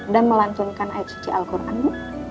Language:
Indonesian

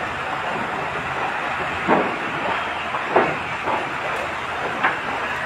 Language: Filipino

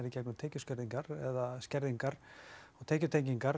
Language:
Icelandic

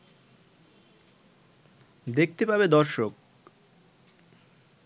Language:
Bangla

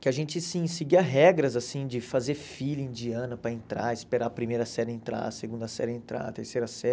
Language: Portuguese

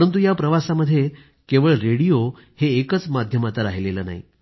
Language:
Marathi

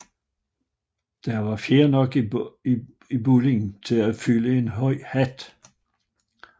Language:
Danish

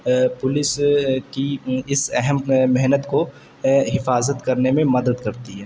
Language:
Urdu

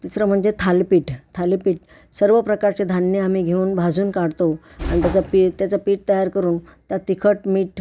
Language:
Marathi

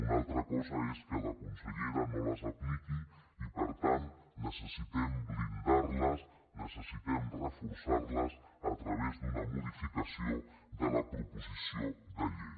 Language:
Catalan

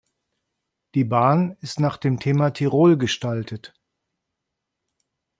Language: German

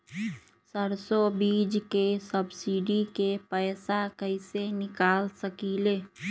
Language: Magahi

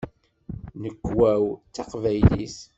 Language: Kabyle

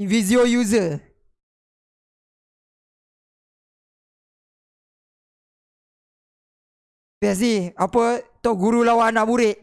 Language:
Malay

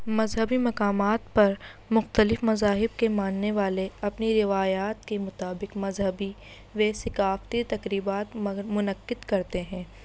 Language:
Urdu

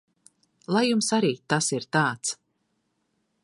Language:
Latvian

